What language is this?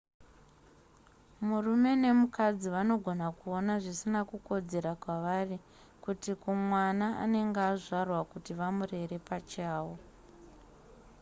Shona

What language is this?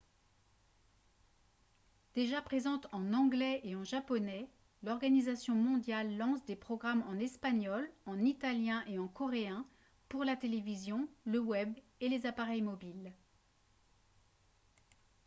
French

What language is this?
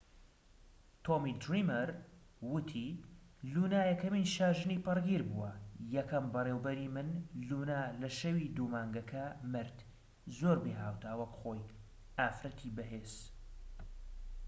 Central Kurdish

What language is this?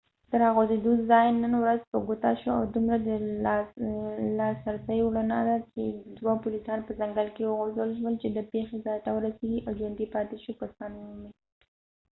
Pashto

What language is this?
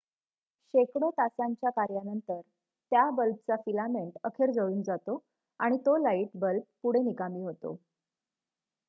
Marathi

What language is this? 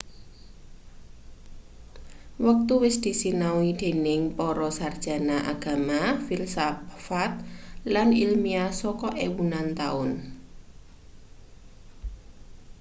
Javanese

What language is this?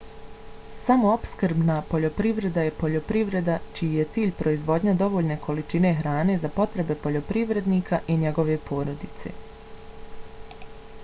Bosnian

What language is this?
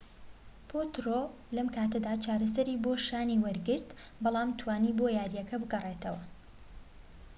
Central Kurdish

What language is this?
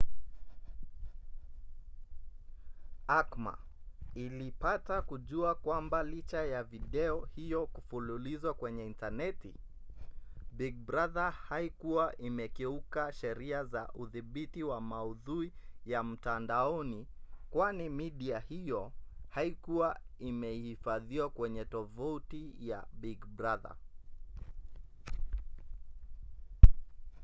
Swahili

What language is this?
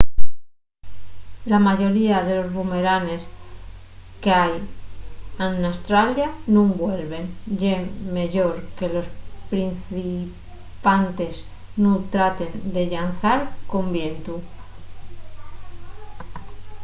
Asturian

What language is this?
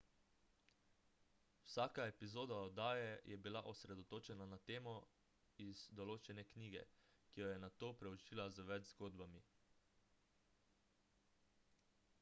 Slovenian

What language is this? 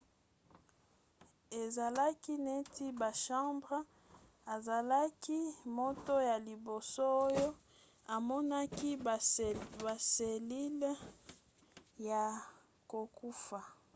Lingala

